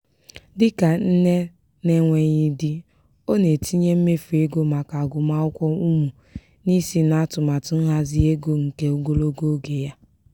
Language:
Igbo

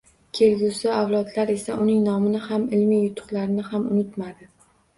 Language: Uzbek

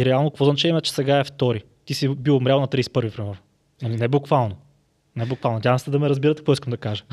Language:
Bulgarian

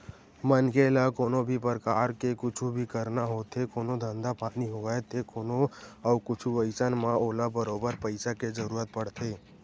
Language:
Chhattisgarhi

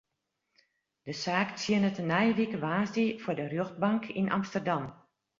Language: Western Frisian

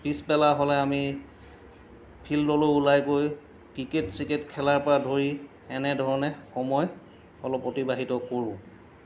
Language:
Assamese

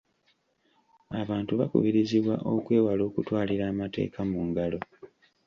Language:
Ganda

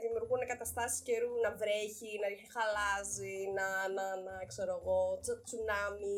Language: Greek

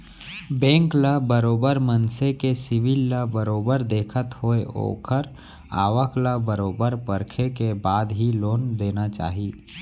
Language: Chhattisgarhi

